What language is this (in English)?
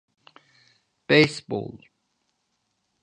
Turkish